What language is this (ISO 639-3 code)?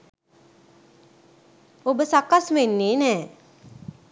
sin